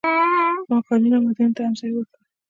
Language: Pashto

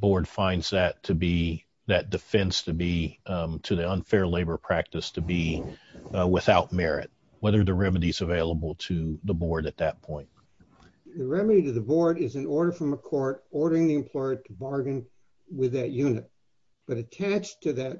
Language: English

